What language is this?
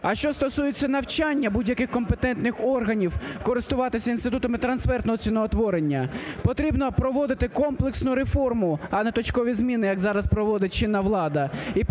Ukrainian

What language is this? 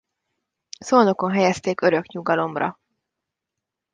Hungarian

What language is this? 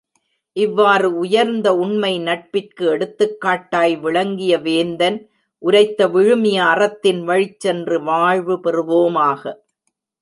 Tamil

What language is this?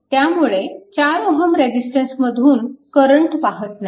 Marathi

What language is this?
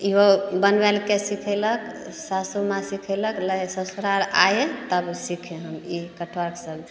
Maithili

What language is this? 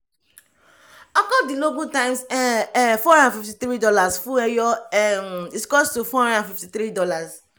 Yoruba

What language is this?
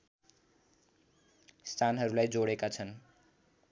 Nepali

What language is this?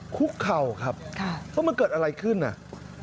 Thai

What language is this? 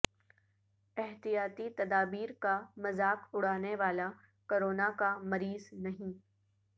Urdu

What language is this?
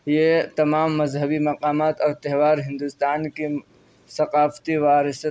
Urdu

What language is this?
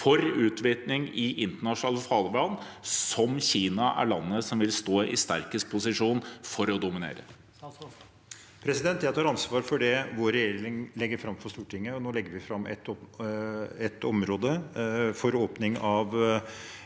Norwegian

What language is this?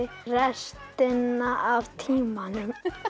Icelandic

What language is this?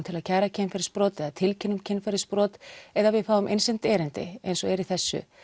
Icelandic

